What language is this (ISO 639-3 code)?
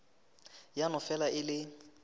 nso